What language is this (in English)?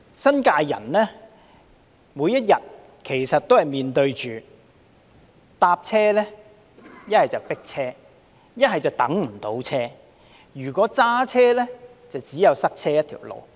Cantonese